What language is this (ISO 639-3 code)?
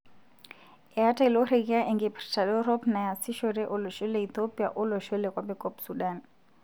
mas